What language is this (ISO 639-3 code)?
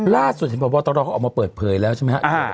tha